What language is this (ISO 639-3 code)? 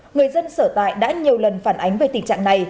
vie